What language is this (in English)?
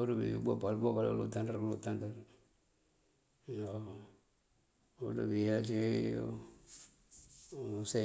Mandjak